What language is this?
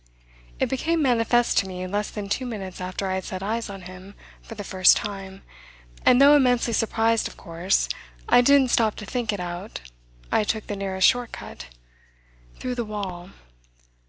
English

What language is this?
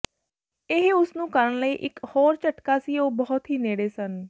Punjabi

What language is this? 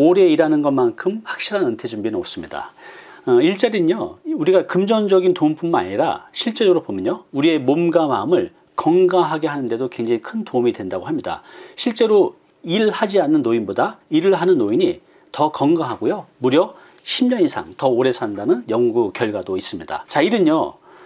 Korean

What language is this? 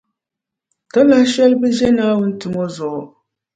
Dagbani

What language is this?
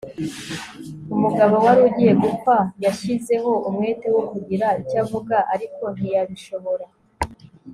Kinyarwanda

